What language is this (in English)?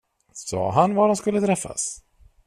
Swedish